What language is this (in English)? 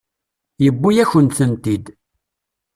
Kabyle